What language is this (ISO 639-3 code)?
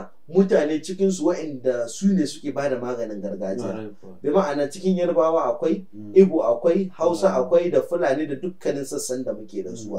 ara